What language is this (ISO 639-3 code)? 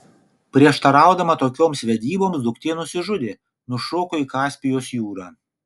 lit